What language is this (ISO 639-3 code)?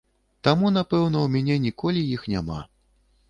bel